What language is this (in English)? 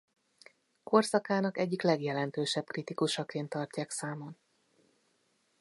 Hungarian